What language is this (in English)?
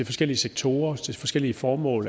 Danish